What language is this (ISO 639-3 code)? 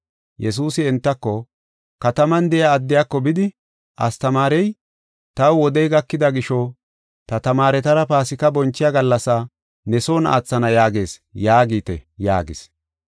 gof